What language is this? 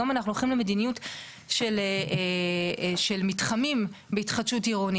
Hebrew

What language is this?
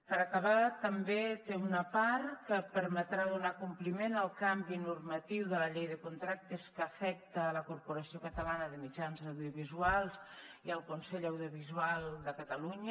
Catalan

